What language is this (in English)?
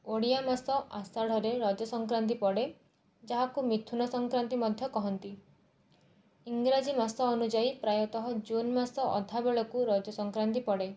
Odia